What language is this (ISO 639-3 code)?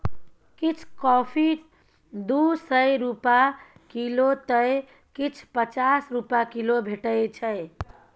mai